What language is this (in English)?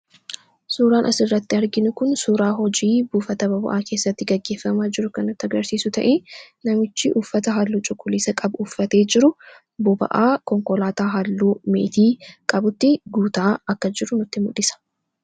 Oromo